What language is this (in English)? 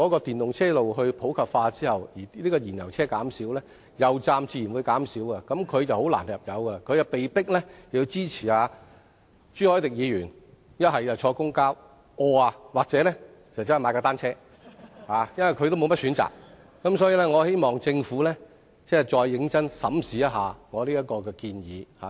Cantonese